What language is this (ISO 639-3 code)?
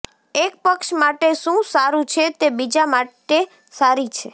guj